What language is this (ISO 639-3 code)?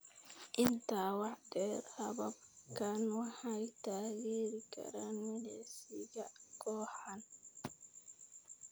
som